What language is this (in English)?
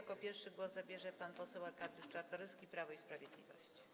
Polish